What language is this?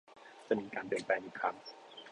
Thai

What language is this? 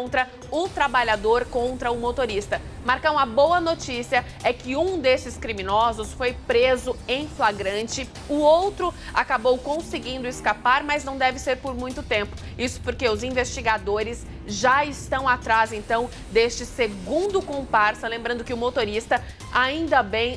Portuguese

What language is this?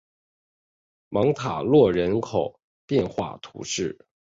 Chinese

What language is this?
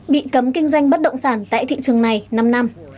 Vietnamese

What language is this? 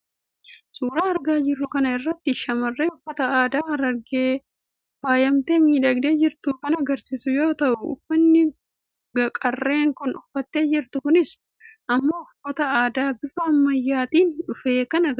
Oromo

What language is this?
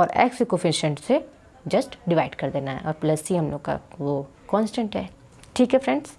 Hindi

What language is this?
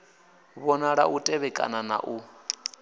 Venda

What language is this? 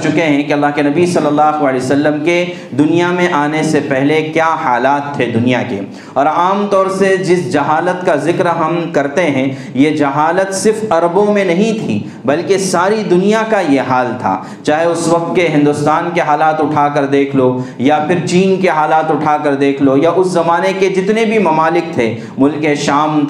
Urdu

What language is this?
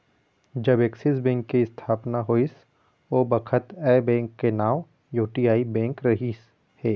Chhattisgarhi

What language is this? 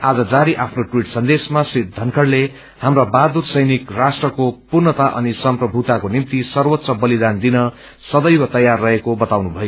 Nepali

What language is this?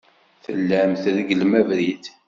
Kabyle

